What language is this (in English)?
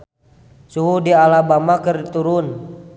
Sundanese